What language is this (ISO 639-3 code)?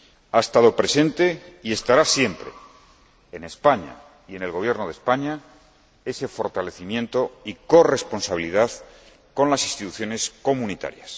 spa